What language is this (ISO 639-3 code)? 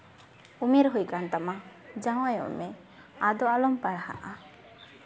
sat